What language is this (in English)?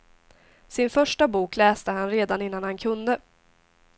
Swedish